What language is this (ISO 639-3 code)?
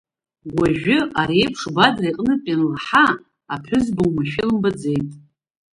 abk